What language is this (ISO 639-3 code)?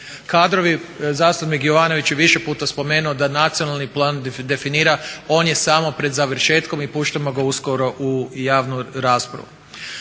hrv